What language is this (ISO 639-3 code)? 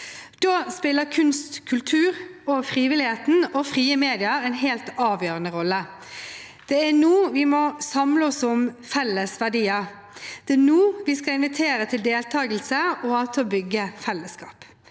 nor